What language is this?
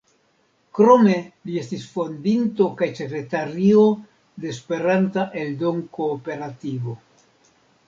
Esperanto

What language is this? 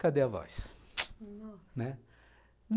Portuguese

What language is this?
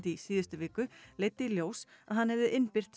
Icelandic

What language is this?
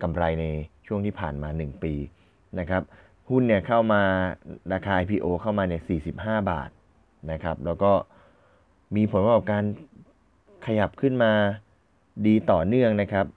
Thai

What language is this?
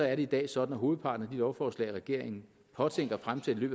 Danish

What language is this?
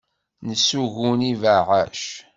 Kabyle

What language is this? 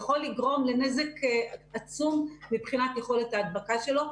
Hebrew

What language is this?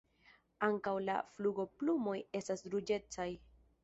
Esperanto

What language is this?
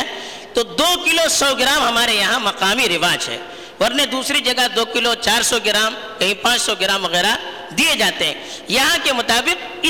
Urdu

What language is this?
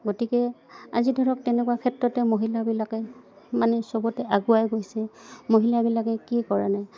Assamese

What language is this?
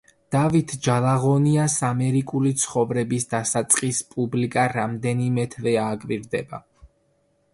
Georgian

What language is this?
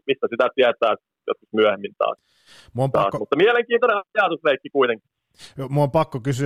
Finnish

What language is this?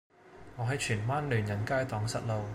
Cantonese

